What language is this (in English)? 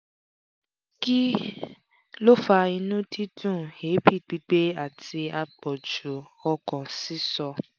Yoruba